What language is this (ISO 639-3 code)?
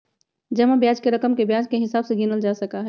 mag